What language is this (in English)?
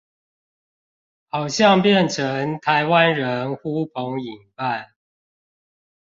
Chinese